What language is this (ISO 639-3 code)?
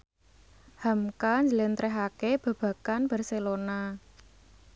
jav